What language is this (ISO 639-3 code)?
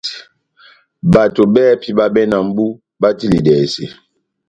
bnm